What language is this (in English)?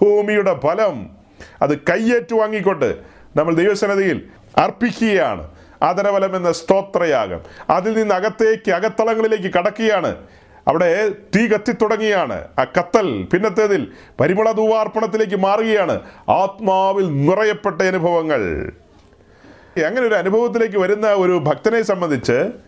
Malayalam